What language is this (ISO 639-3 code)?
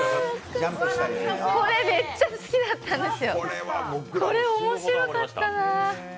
jpn